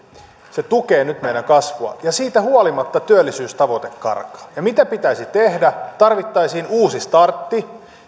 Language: Finnish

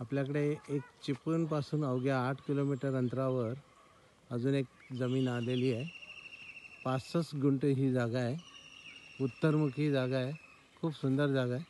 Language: Hindi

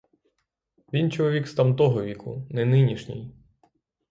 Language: Ukrainian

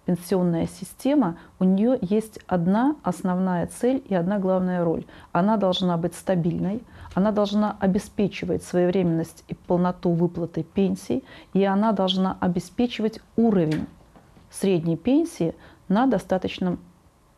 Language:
Russian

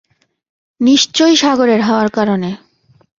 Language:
Bangla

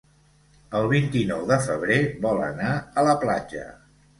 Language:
Catalan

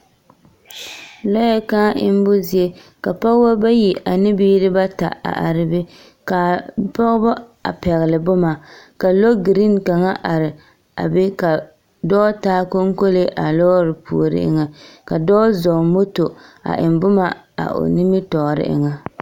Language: Southern Dagaare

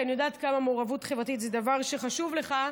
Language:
Hebrew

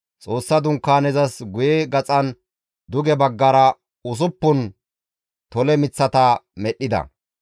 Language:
Gamo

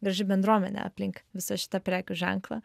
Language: Lithuanian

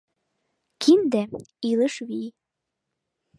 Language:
Mari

